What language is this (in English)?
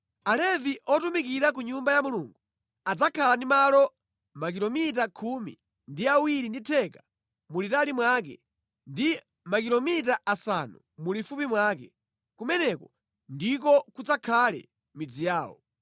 Nyanja